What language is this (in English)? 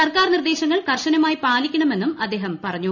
Malayalam